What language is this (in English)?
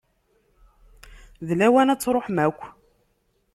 Kabyle